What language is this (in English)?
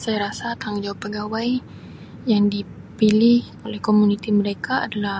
Sabah Malay